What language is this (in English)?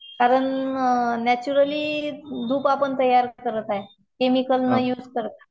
Marathi